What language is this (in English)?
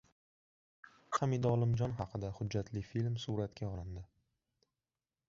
Uzbek